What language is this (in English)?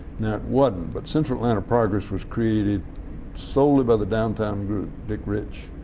English